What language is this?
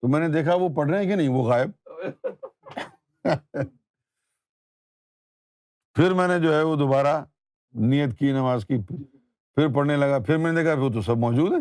Urdu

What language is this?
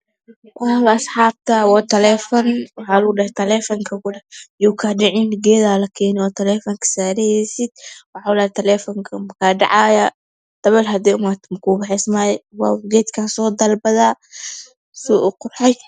Somali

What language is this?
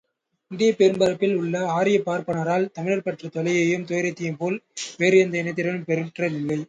Tamil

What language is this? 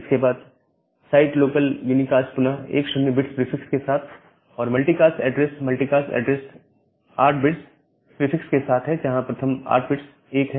Hindi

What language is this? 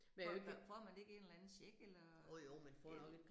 Danish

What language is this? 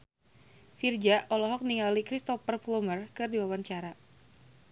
Sundanese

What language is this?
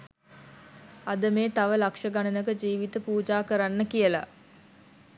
Sinhala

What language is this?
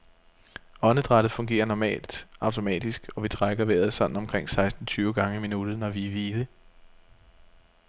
Danish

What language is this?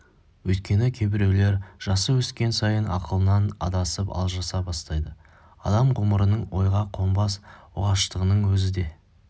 Kazakh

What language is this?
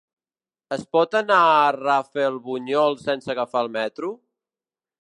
Catalan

